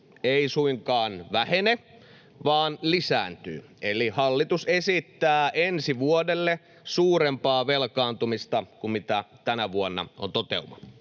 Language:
Finnish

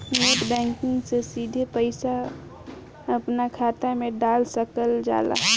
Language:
Bhojpuri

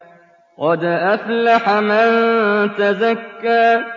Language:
Arabic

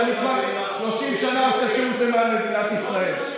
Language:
Hebrew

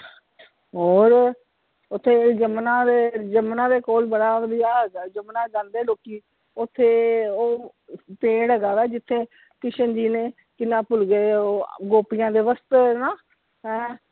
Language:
Punjabi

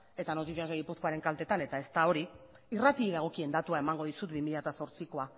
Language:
Basque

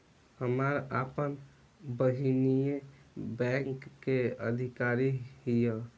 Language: Bhojpuri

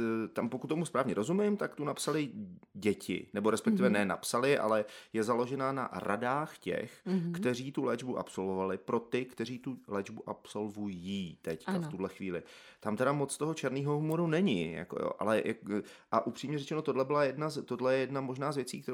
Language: Czech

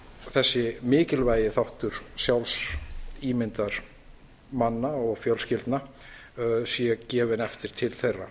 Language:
Icelandic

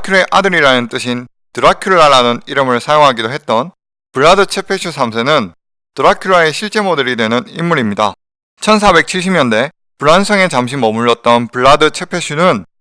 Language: Korean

